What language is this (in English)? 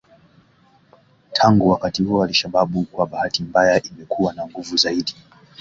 Swahili